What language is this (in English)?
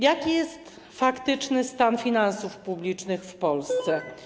Polish